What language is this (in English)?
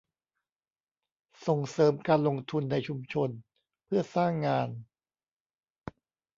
Thai